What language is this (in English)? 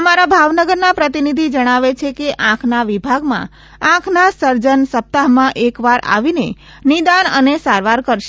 Gujarati